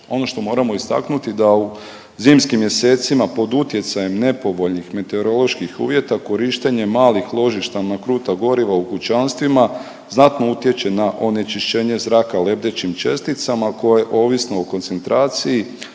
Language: Croatian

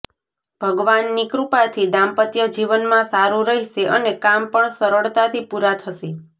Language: Gujarati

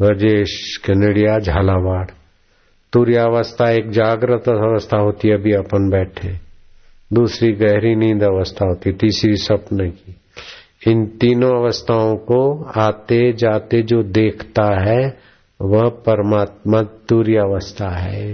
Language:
Hindi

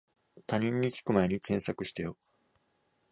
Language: Japanese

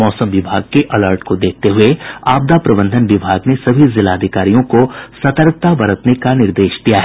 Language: Hindi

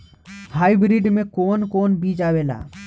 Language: Bhojpuri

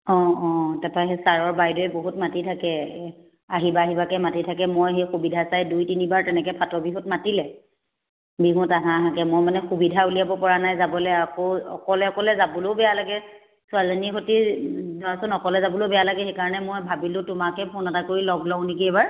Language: Assamese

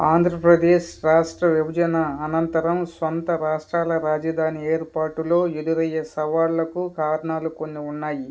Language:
Telugu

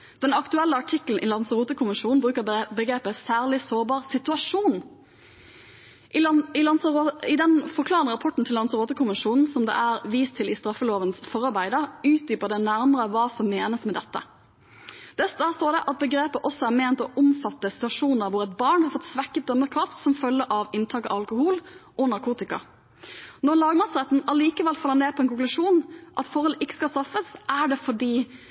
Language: Norwegian Bokmål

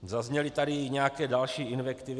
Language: Czech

